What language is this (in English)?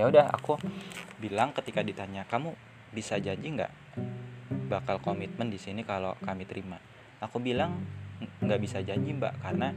Indonesian